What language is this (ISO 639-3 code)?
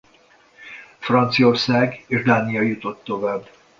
hun